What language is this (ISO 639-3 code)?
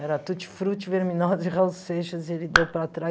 por